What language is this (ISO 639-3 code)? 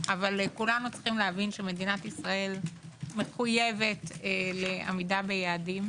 heb